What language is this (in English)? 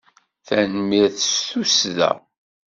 Kabyle